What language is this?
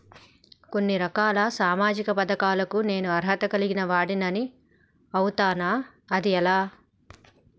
Telugu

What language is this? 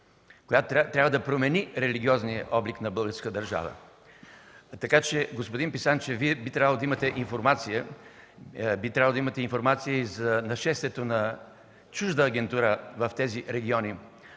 Bulgarian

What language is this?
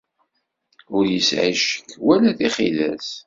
Kabyle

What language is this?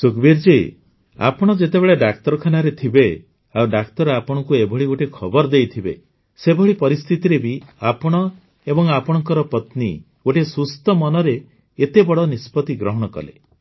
Odia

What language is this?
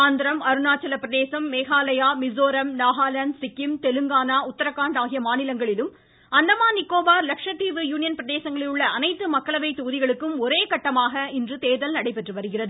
Tamil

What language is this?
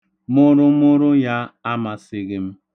Igbo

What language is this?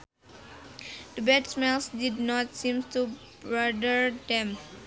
Sundanese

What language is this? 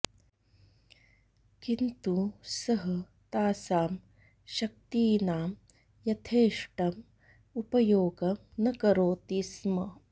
Sanskrit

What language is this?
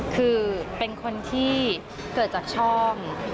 Thai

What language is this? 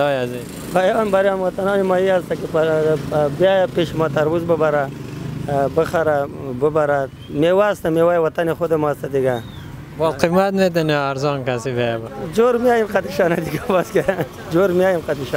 Persian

